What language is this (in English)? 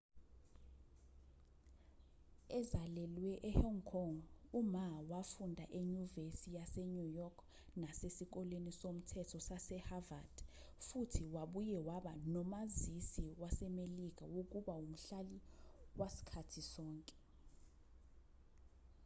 Zulu